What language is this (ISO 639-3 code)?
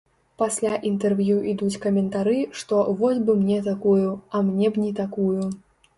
bel